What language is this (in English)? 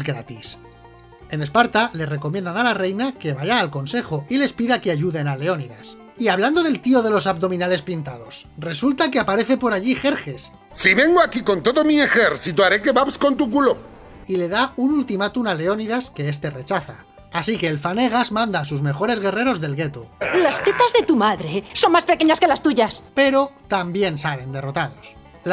Spanish